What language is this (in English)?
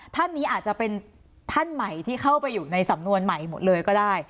Thai